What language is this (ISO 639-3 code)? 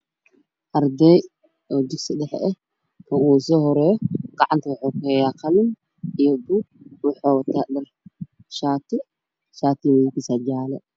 som